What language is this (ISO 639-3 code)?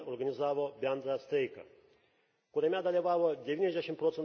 lit